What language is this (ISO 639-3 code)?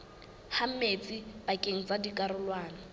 sot